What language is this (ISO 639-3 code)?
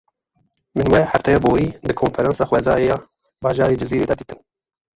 kur